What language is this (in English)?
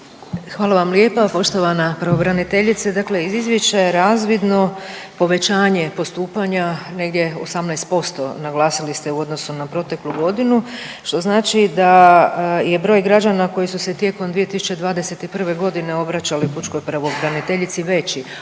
Croatian